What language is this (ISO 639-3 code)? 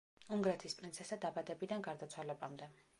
kat